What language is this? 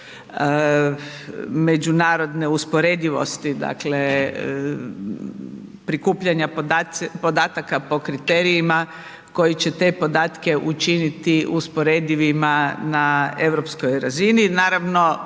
Croatian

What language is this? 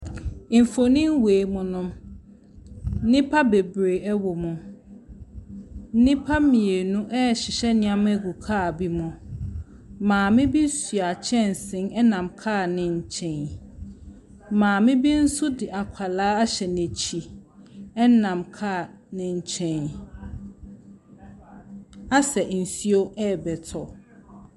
Akan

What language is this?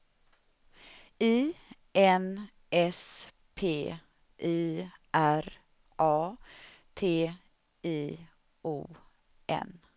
Swedish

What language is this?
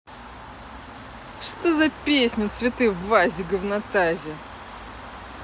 Russian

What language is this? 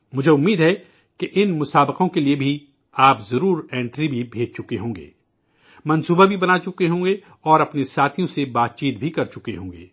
Urdu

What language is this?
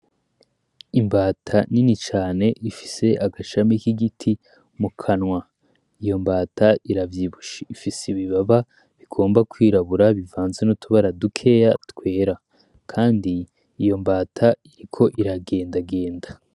Rundi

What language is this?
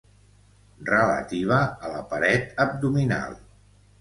Catalan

